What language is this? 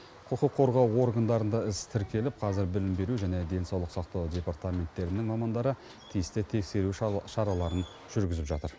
Kazakh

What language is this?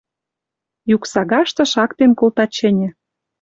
Western Mari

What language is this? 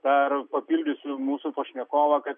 Lithuanian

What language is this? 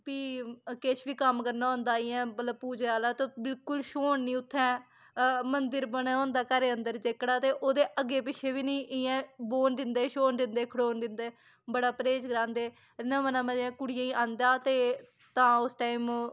Dogri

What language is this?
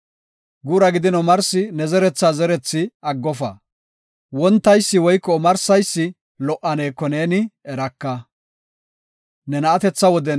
Gofa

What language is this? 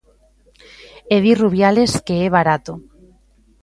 Galician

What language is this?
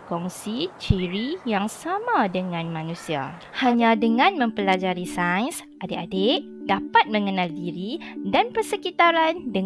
Malay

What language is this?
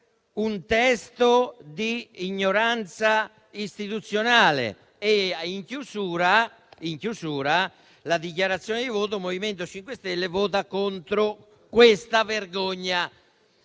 Italian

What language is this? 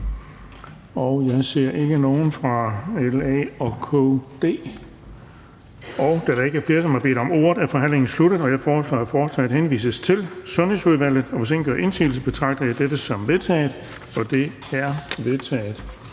Danish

